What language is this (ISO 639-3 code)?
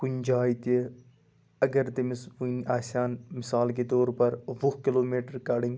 kas